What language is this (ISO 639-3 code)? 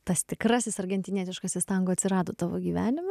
lit